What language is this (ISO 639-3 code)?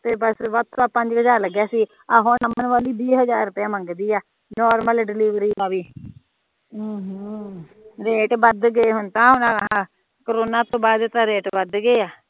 pan